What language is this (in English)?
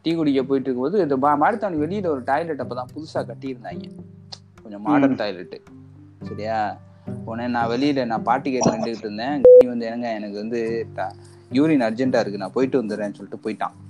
Tamil